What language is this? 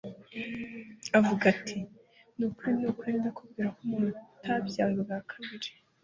Kinyarwanda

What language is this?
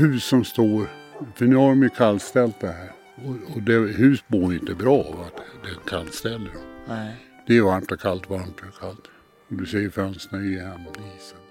Swedish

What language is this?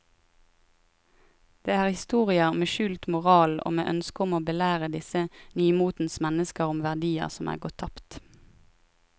Norwegian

